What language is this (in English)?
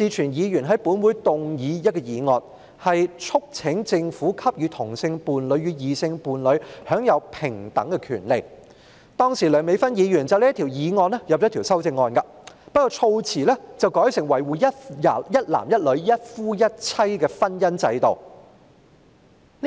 Cantonese